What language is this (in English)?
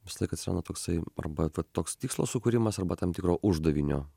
Lithuanian